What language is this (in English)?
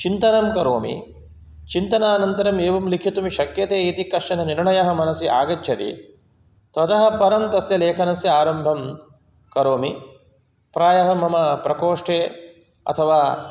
Sanskrit